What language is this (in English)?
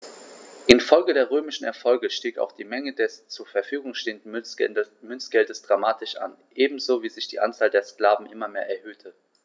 German